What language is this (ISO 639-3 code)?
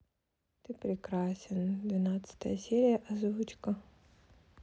rus